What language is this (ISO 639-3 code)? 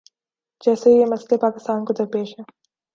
urd